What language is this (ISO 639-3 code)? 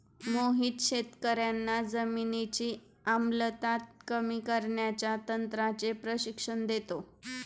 mar